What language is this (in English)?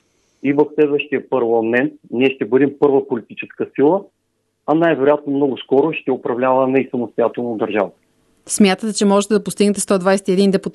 Bulgarian